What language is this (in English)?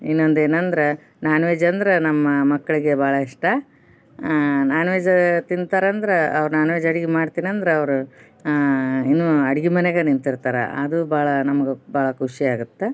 Kannada